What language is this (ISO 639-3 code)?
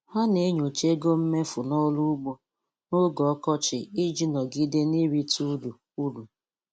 ibo